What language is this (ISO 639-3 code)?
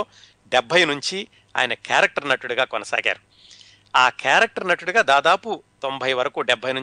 tel